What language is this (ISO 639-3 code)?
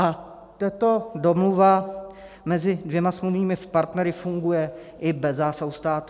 ces